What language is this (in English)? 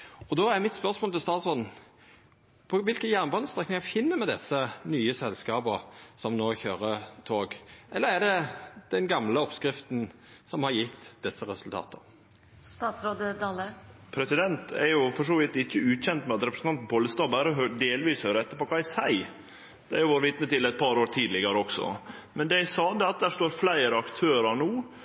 Norwegian Nynorsk